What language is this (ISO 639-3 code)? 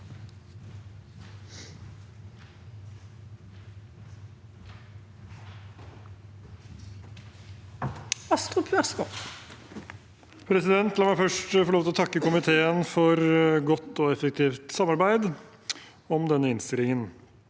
nor